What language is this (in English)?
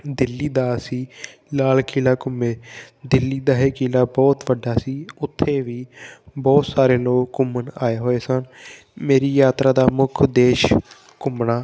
Punjabi